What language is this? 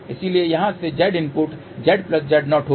Hindi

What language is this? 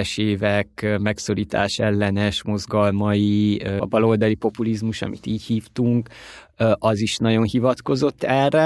Hungarian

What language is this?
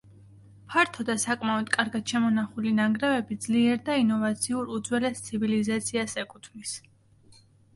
Georgian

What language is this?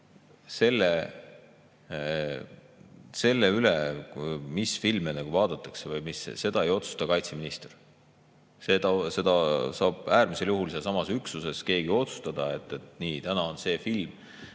Estonian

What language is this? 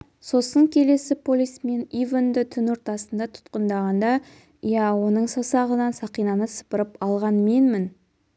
Kazakh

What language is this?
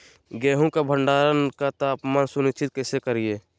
Magahi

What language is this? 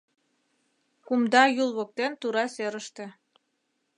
Mari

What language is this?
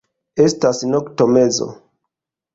Esperanto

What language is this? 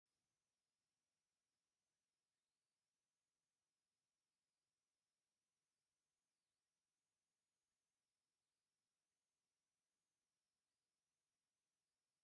Tigrinya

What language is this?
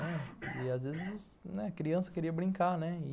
Portuguese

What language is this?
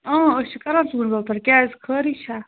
Kashmiri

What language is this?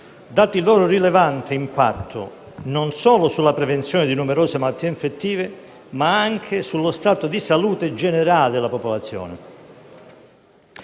Italian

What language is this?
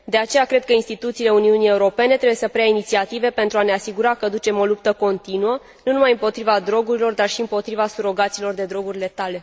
Romanian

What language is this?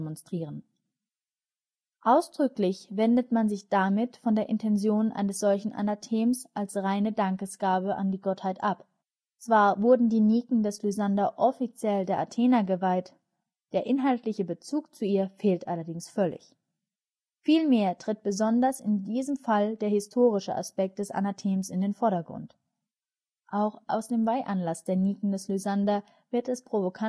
German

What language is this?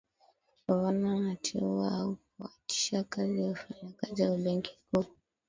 Swahili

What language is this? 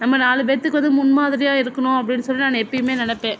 Tamil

